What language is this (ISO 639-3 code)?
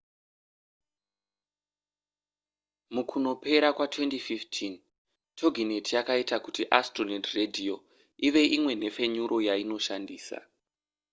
sna